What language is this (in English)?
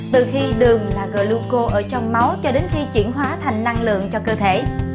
Vietnamese